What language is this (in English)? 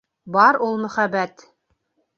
Bashkir